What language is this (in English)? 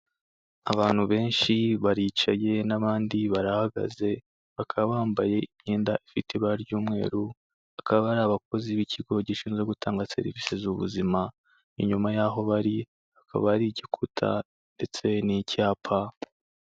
Kinyarwanda